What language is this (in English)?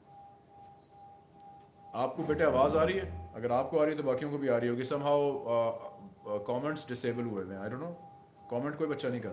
Hindi